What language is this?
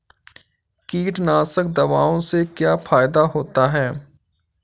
Hindi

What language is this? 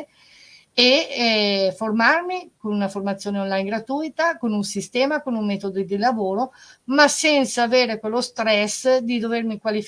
Italian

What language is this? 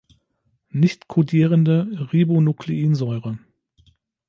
German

